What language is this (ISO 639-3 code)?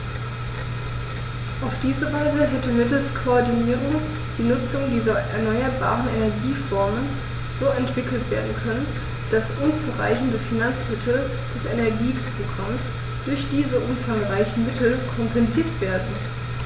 deu